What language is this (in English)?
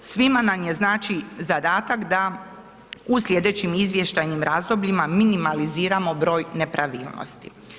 Croatian